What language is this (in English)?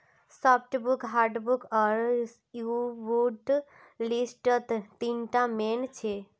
Magahi